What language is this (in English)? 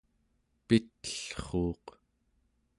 Central Yupik